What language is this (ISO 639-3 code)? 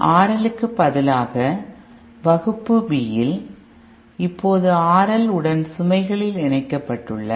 tam